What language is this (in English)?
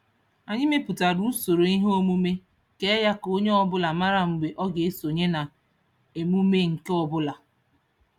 Igbo